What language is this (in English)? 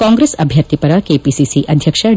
Kannada